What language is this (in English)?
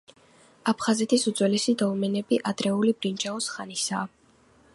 Georgian